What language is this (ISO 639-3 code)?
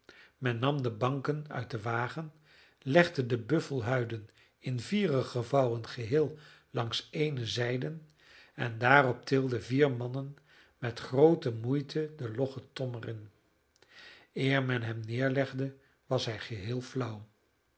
nld